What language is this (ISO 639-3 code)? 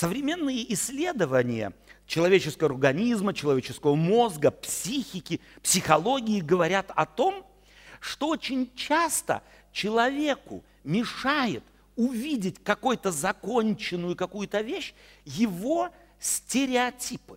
rus